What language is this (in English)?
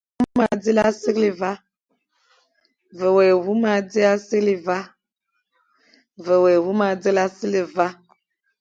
Fang